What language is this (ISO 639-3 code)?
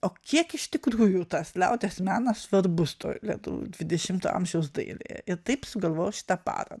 lit